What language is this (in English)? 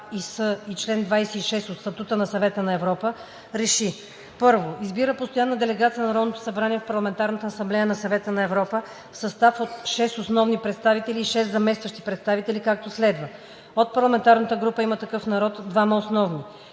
Bulgarian